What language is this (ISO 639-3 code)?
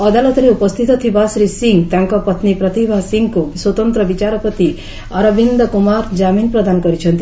ori